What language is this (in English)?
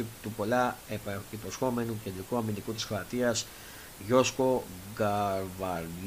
Greek